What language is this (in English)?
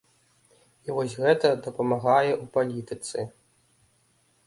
Belarusian